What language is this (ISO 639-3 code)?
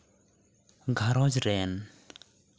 sat